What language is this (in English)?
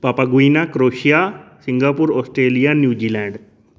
Dogri